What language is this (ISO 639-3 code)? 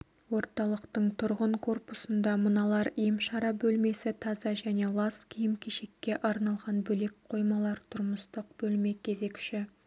kaz